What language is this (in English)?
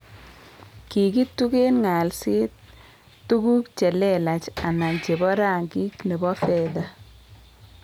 Kalenjin